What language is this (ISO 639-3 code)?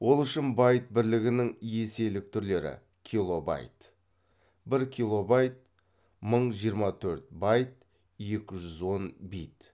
kaz